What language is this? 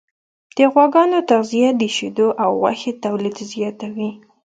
Pashto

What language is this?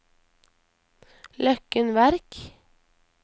Norwegian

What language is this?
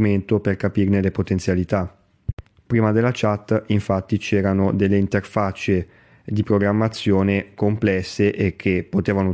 Italian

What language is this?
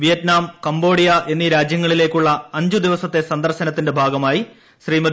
Malayalam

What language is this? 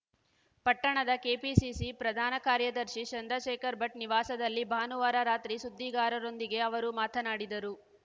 Kannada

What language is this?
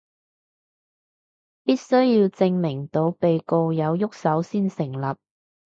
Cantonese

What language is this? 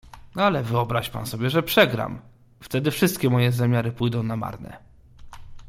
Polish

